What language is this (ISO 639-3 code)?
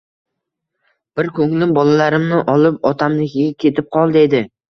uzb